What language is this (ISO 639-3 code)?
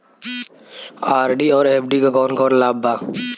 bho